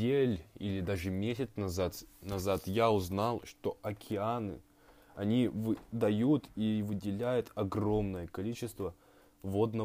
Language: Russian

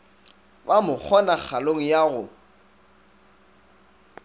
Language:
Northern Sotho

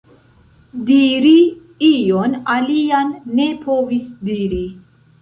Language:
Esperanto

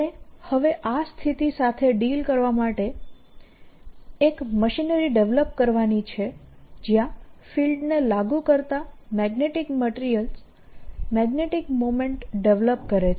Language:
Gujarati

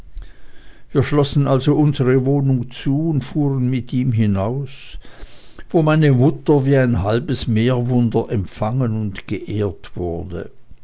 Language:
German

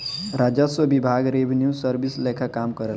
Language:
Bhojpuri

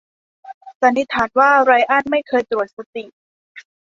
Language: Thai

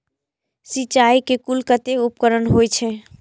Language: Maithili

